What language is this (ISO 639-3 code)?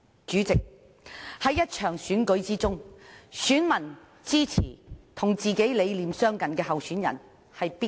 yue